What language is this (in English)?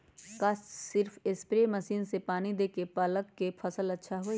Magahi